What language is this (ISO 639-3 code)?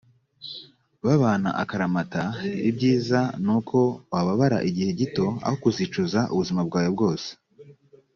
kin